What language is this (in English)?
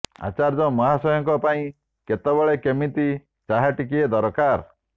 Odia